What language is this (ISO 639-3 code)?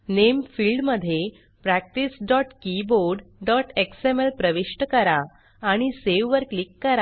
mar